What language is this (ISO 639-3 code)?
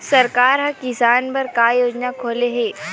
hne